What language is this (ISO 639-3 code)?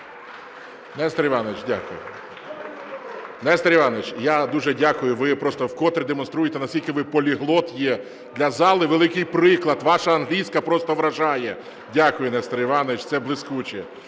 ukr